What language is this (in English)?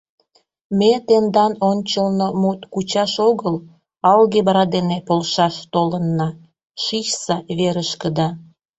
Mari